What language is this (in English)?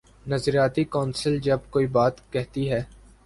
Urdu